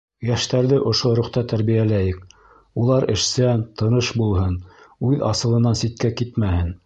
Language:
Bashkir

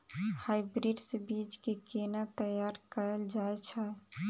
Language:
Maithili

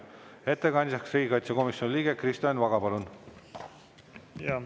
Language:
Estonian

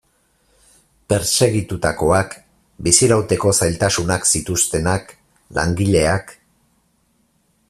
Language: Basque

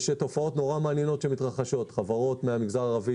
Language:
Hebrew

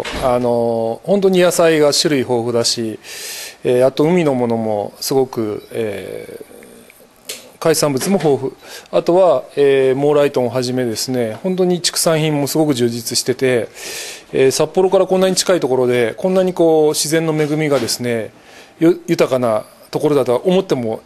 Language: Japanese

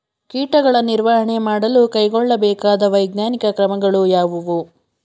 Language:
Kannada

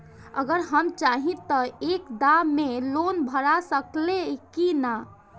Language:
Bhojpuri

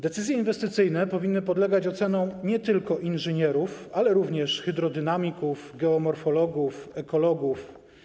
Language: Polish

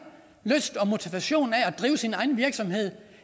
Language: Danish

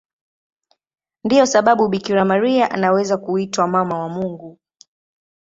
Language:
Swahili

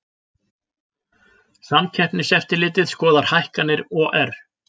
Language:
Icelandic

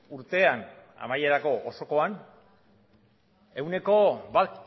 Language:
Basque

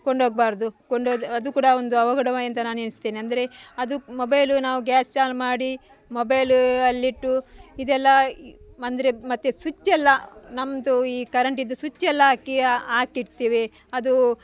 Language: Kannada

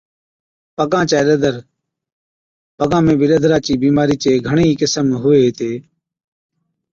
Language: Od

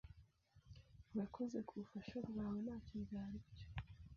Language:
Kinyarwanda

